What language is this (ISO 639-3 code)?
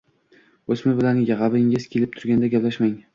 uzb